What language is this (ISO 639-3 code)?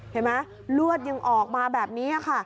tha